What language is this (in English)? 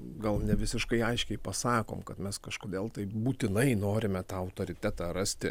Lithuanian